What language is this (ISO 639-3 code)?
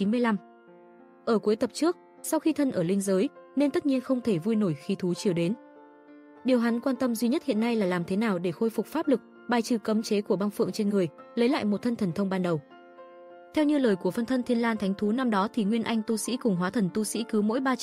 vie